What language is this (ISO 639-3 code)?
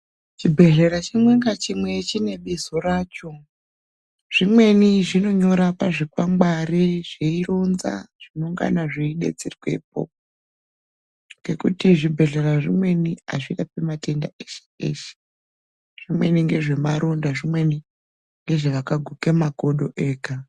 ndc